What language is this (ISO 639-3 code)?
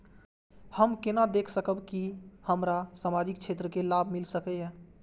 mai